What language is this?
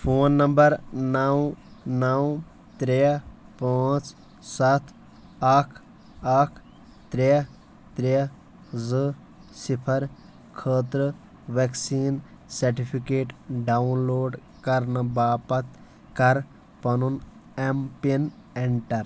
Kashmiri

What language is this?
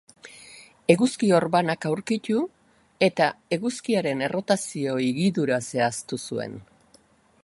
Basque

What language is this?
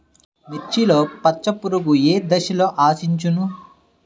Telugu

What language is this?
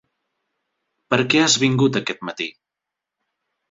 Catalan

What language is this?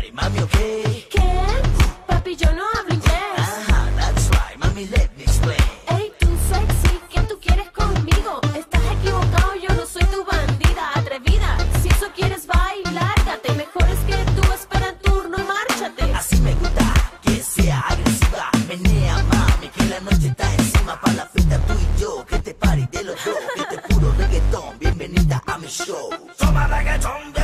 Portuguese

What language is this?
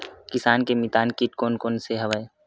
Chhattisgarhi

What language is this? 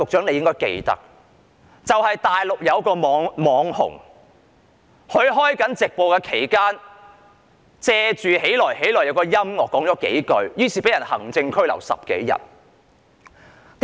Cantonese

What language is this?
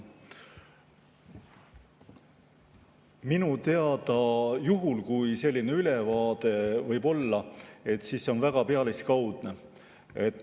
Estonian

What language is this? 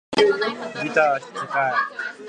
Japanese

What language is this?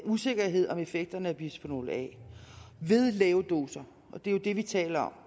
Danish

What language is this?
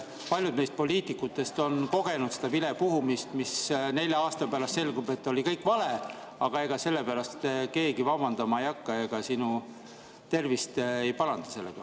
Estonian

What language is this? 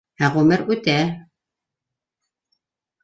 Bashkir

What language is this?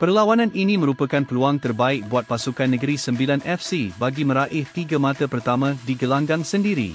Malay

